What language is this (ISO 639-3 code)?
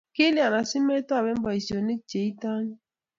kln